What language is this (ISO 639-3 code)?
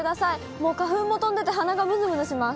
jpn